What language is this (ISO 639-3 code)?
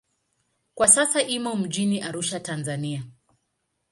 swa